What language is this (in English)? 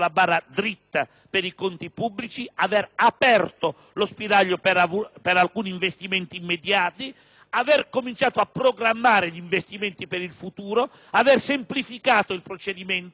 Italian